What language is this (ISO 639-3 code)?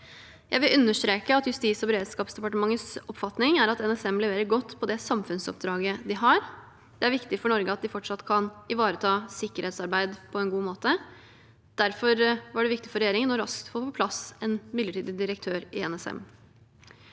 nor